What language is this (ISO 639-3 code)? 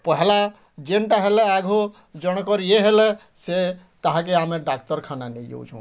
ori